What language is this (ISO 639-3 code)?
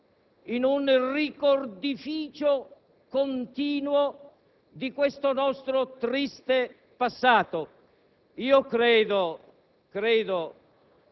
ita